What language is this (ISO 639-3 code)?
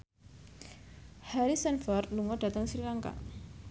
jav